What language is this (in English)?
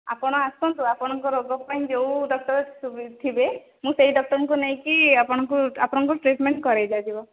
Odia